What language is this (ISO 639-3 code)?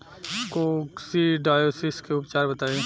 bho